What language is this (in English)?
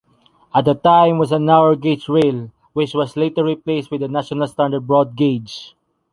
English